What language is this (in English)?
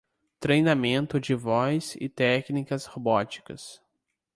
Portuguese